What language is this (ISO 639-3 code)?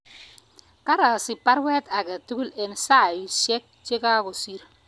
kln